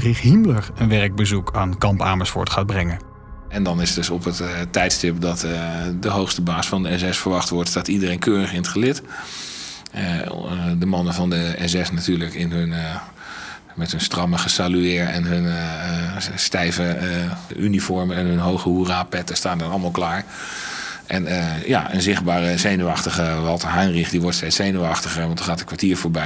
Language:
Dutch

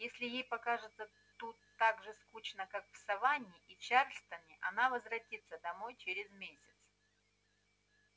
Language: Russian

